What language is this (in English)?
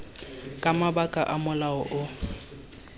Tswana